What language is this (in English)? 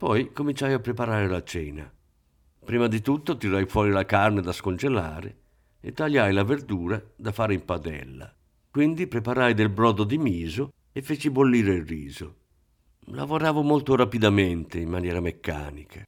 Italian